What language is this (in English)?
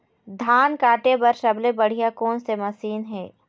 Chhattisgarhi